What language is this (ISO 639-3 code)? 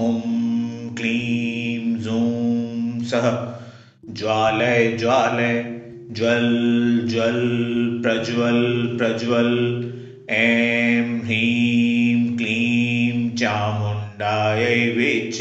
hin